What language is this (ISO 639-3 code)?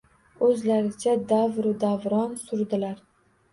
uzb